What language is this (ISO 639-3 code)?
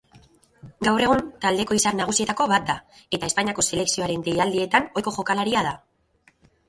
eus